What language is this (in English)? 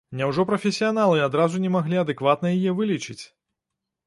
Belarusian